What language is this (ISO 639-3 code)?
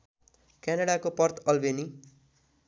nep